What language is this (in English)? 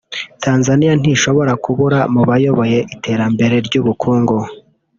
Kinyarwanda